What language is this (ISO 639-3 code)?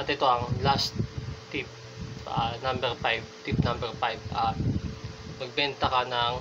fil